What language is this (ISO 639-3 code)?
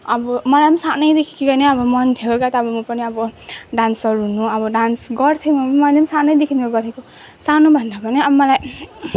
nep